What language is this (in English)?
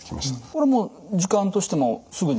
Japanese